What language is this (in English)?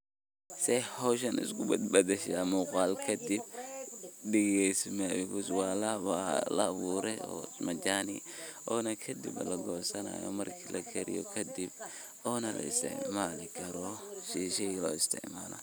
Somali